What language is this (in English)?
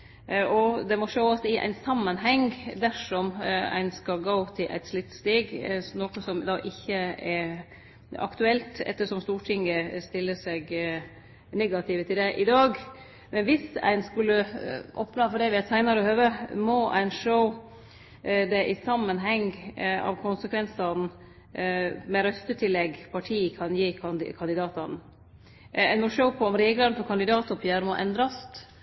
Norwegian Nynorsk